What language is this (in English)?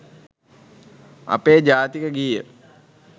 Sinhala